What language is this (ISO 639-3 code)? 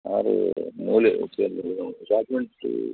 kan